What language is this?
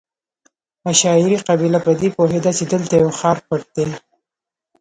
Pashto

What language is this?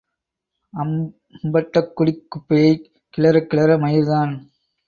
Tamil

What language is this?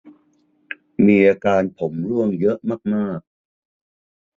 Thai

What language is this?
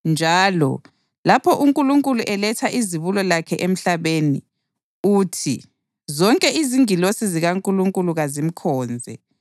North Ndebele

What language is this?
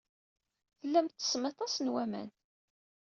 Kabyle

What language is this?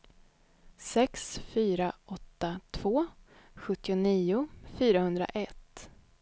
Swedish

